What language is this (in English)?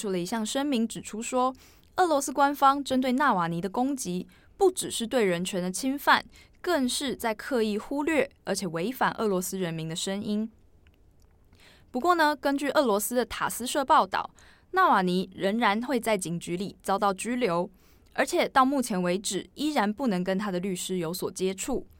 Chinese